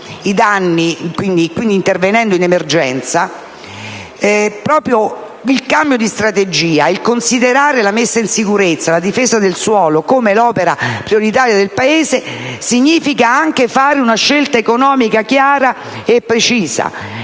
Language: Italian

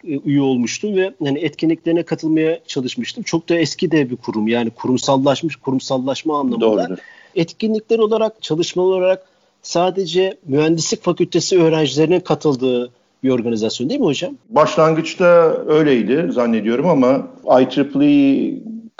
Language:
Turkish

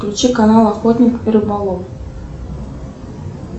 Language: Russian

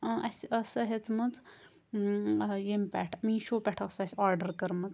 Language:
Kashmiri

